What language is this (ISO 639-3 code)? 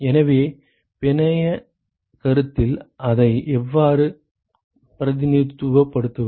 tam